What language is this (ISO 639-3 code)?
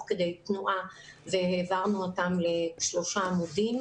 heb